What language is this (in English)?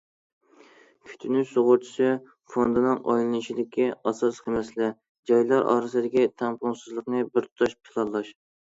Uyghur